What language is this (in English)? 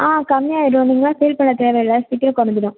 Tamil